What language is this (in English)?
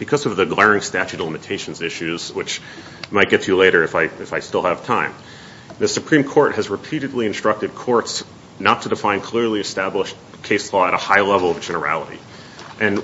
English